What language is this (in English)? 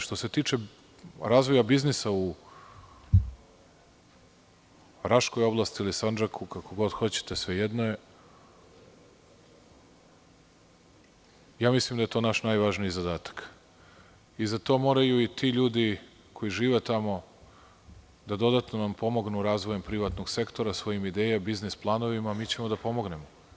Serbian